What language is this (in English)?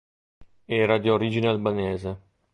Italian